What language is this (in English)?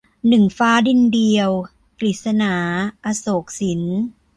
Thai